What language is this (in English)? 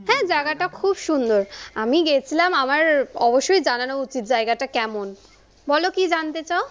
Bangla